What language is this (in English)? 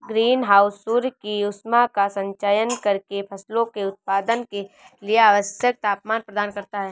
Hindi